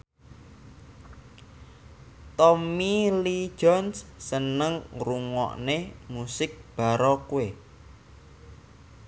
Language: Javanese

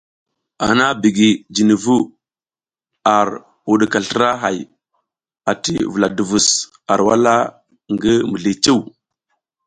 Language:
South Giziga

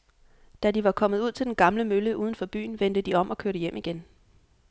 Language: Danish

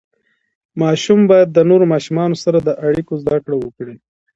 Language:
Pashto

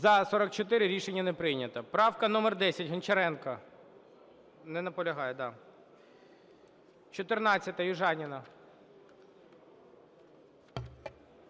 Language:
Ukrainian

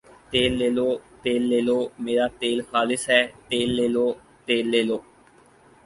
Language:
Urdu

